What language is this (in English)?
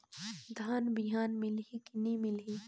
Chhattisgarhi